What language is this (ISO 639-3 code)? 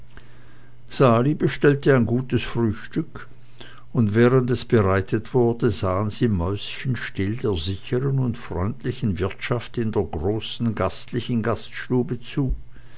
deu